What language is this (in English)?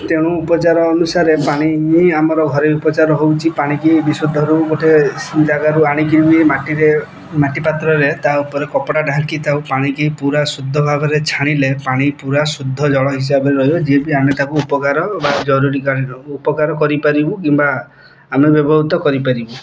Odia